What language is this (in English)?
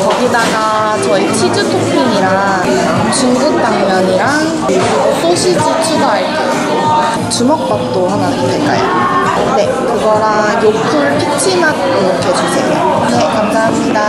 Korean